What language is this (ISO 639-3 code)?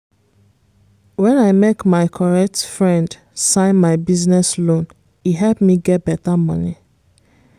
pcm